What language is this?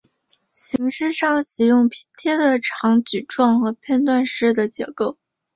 Chinese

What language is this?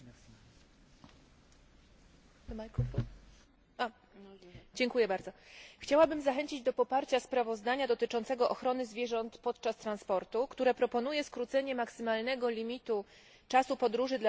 Polish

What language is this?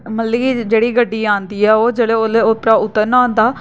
Dogri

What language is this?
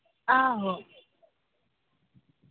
Dogri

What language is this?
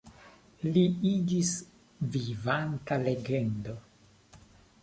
Esperanto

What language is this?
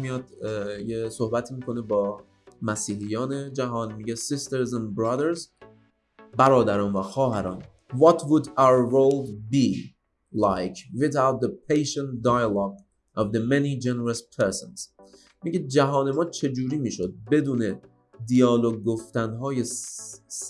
Persian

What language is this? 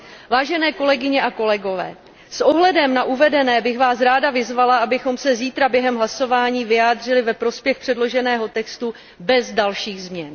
Czech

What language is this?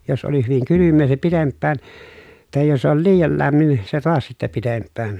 Finnish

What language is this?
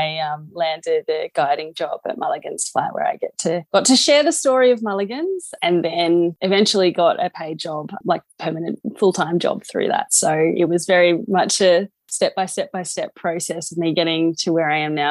English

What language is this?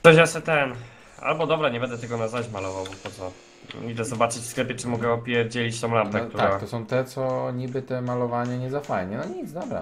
Polish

